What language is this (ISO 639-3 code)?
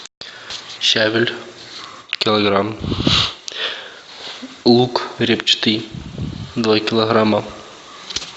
rus